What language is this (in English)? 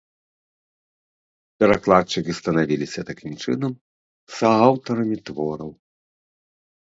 Belarusian